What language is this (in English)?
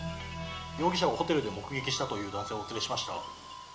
Japanese